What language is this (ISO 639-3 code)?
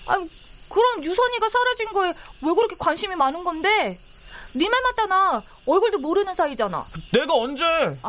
kor